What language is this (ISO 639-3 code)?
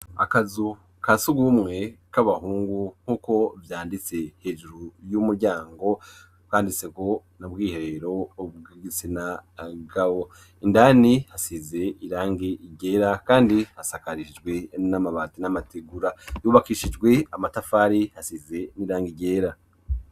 run